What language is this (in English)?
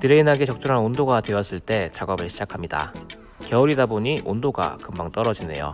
Korean